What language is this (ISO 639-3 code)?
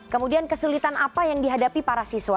ind